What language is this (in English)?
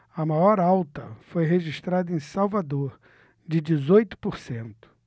Portuguese